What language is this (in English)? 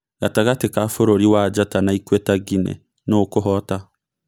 Kikuyu